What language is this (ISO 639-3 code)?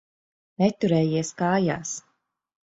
lav